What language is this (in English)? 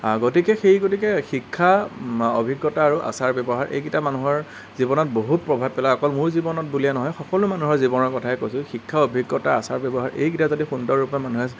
Assamese